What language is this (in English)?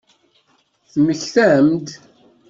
Kabyle